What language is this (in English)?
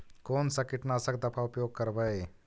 Magahi